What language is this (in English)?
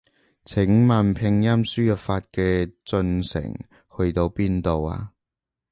Cantonese